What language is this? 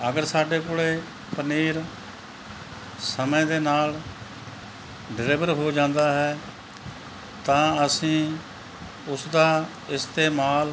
Punjabi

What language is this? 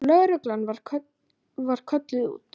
Icelandic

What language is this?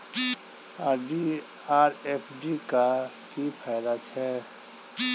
Maithili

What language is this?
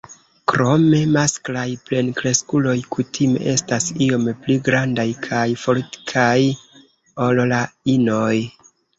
Esperanto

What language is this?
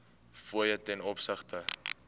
Afrikaans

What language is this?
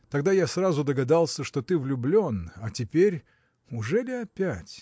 Russian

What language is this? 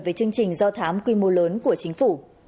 Vietnamese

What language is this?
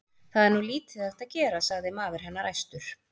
Icelandic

